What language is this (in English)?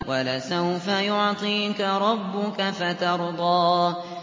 Arabic